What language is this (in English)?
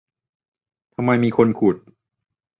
Thai